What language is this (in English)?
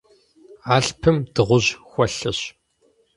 Kabardian